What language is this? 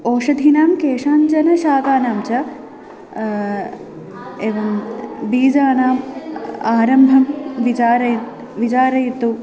Sanskrit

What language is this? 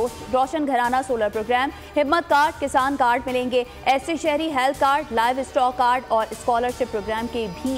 Hindi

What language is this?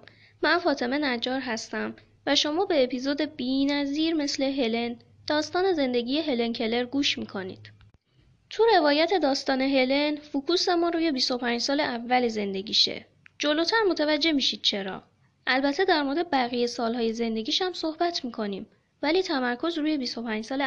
Persian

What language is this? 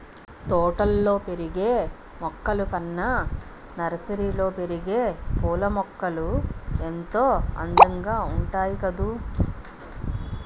Telugu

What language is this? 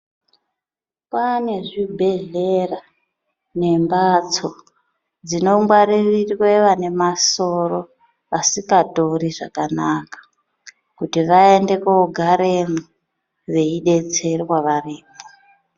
Ndau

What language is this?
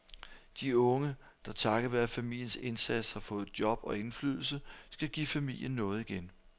Danish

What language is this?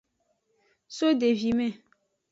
Aja (Benin)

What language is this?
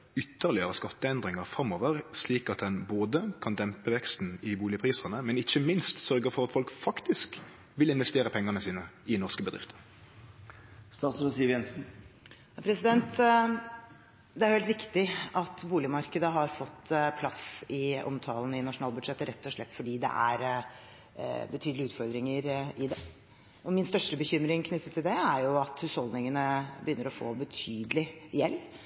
Norwegian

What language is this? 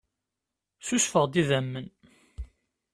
Kabyle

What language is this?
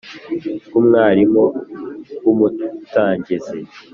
Kinyarwanda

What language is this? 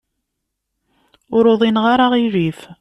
Kabyle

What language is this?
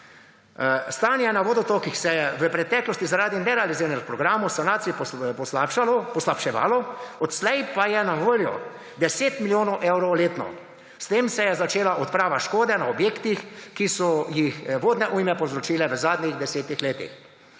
Slovenian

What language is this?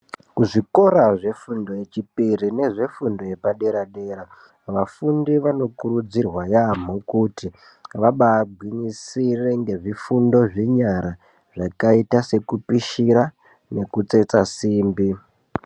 Ndau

